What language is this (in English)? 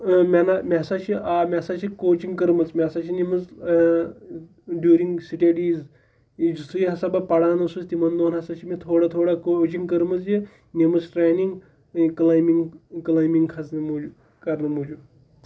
Kashmiri